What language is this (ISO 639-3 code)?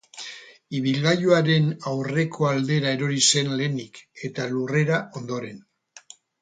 eus